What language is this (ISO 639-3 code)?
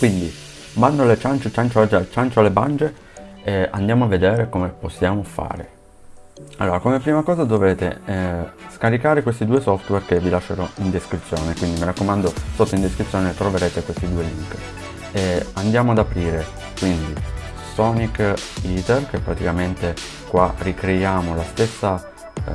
ita